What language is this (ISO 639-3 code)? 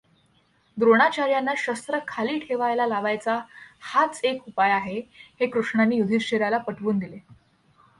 mar